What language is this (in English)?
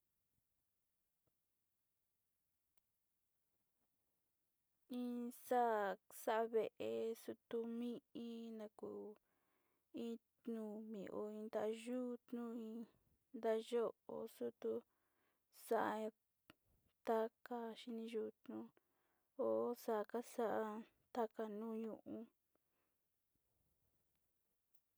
Sinicahua Mixtec